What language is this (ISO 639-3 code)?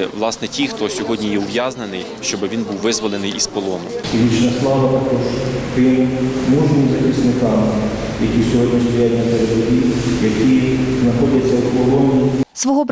ukr